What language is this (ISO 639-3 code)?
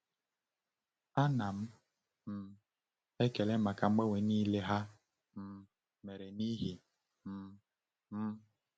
ibo